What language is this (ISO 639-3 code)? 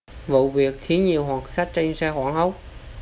vie